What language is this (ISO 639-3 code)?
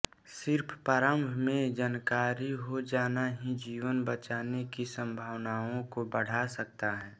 hin